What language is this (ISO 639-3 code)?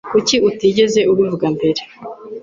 kin